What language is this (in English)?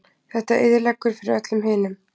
Icelandic